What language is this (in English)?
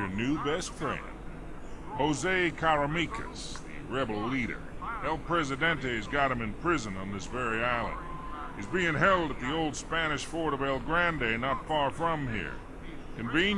German